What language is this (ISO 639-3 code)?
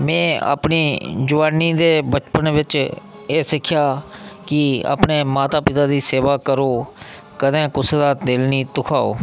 doi